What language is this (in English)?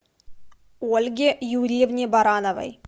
Russian